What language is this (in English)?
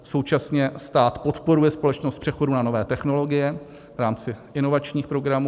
Czech